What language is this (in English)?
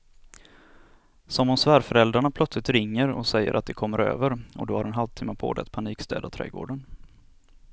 Swedish